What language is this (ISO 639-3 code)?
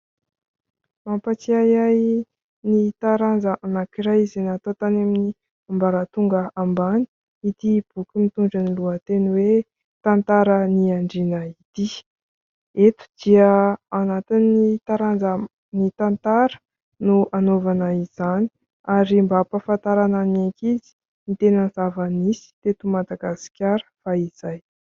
mlg